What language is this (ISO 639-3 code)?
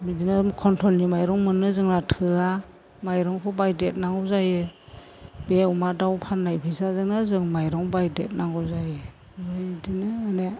brx